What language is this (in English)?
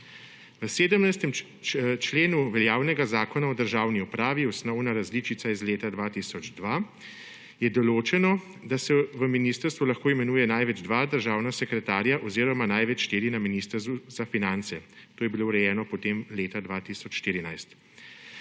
Slovenian